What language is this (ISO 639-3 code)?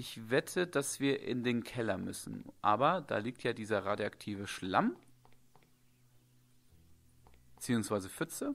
deu